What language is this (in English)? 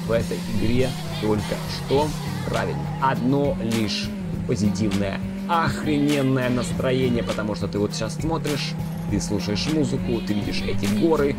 Russian